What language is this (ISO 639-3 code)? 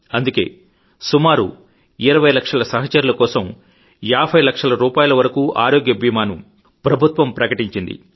tel